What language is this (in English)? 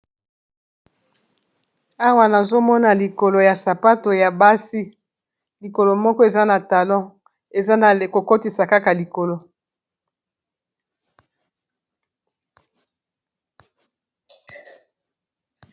Lingala